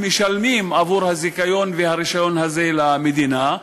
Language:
Hebrew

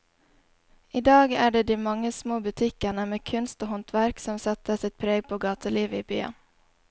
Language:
Norwegian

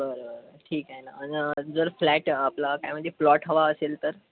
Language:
Marathi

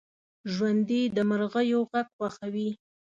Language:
Pashto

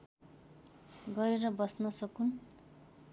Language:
Nepali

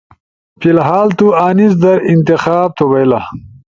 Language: Ushojo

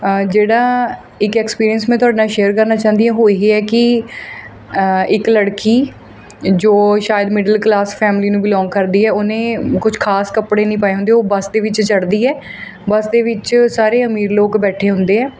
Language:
Punjabi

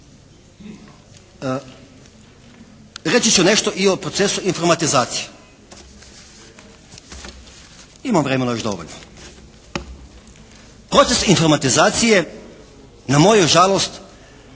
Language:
Croatian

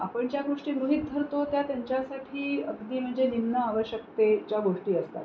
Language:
Marathi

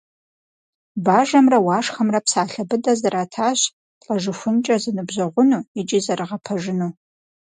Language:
Kabardian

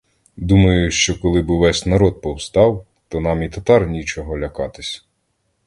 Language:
Ukrainian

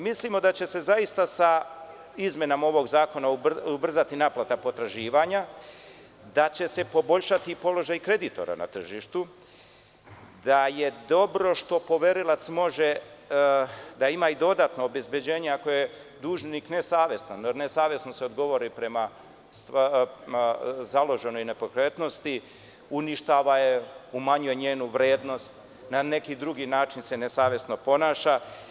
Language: Serbian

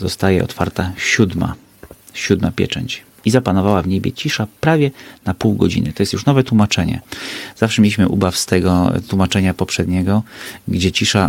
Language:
Polish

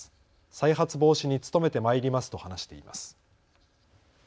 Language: Japanese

